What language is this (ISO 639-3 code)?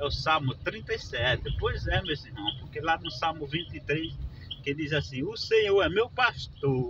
por